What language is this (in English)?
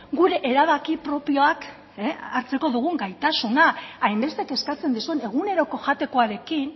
Basque